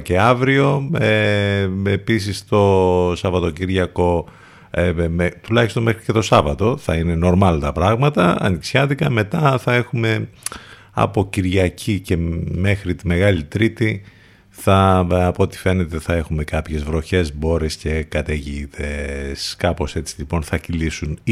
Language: Greek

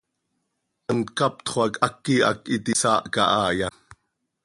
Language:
Seri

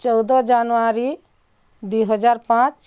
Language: Odia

